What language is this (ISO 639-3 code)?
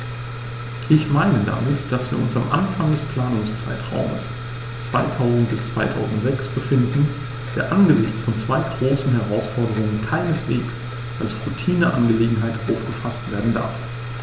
deu